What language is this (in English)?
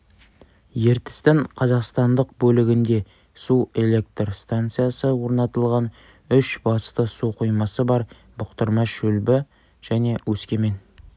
Kazakh